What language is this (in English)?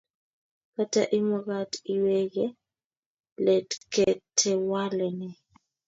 Kalenjin